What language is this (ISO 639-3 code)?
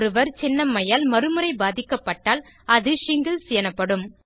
tam